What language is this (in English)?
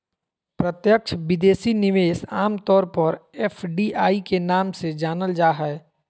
Magahi